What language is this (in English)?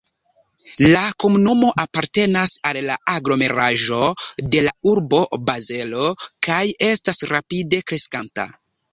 Esperanto